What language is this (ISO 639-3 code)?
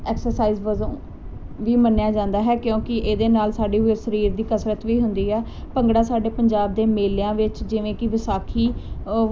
pan